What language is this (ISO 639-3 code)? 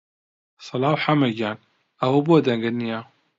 ckb